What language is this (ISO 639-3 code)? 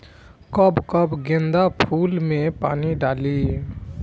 bho